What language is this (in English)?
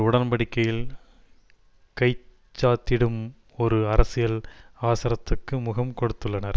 Tamil